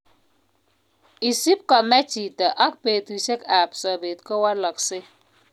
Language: Kalenjin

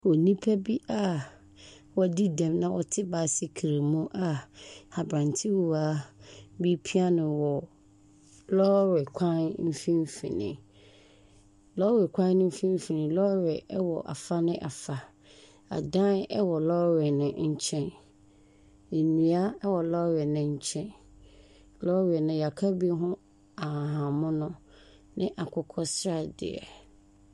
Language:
Akan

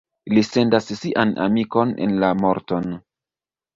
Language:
Esperanto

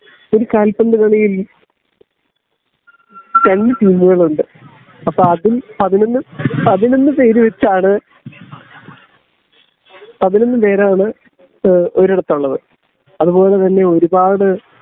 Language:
Malayalam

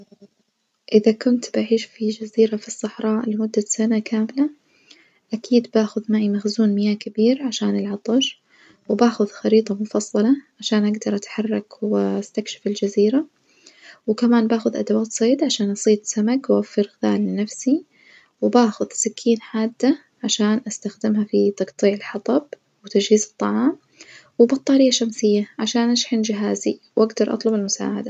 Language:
Najdi Arabic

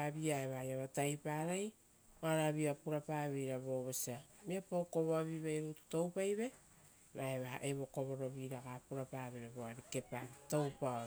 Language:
Rotokas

